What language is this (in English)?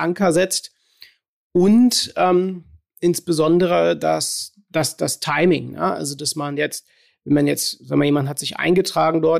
German